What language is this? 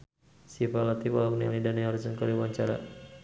Sundanese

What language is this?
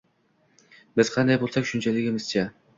Uzbek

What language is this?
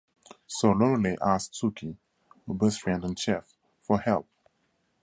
English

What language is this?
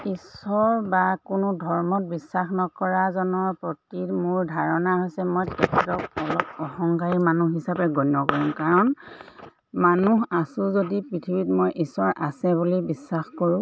Assamese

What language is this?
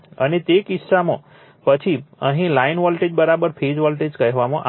Gujarati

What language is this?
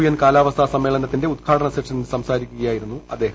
Malayalam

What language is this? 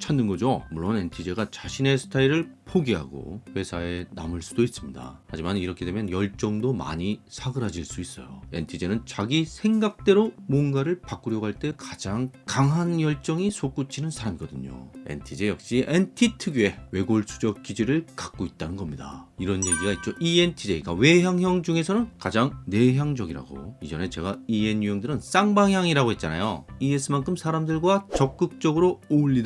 Korean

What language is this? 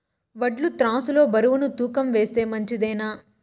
Telugu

